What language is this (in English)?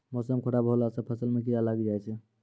Maithili